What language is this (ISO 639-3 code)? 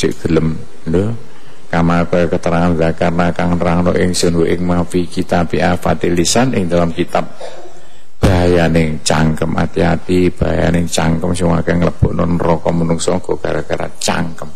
ind